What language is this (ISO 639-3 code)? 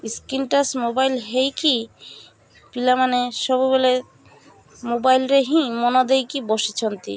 ori